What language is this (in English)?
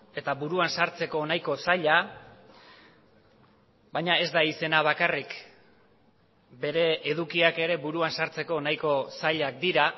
Basque